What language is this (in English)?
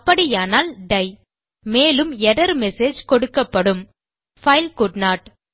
Tamil